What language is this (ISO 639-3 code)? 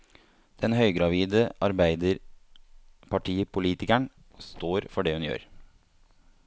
nor